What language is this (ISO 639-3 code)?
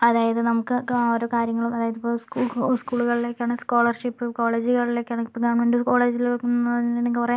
mal